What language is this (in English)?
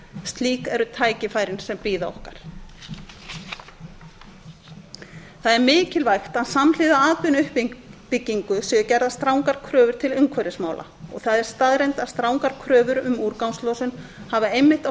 Icelandic